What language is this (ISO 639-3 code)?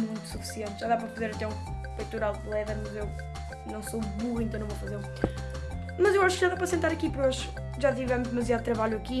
por